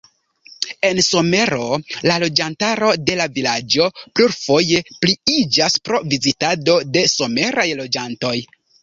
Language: Esperanto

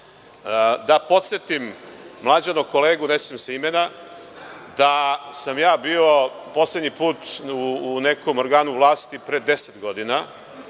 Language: Serbian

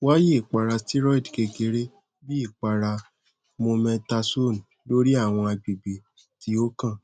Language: Yoruba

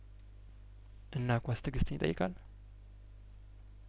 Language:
Amharic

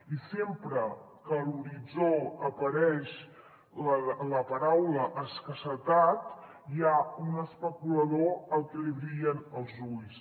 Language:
Catalan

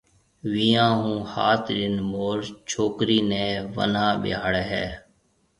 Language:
Marwari (Pakistan)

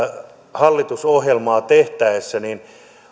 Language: Finnish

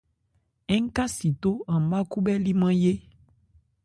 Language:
Ebrié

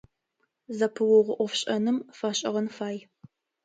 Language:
Adyghe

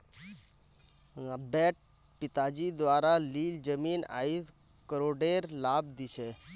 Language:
Magahi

